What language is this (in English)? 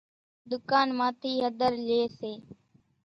Kachi Koli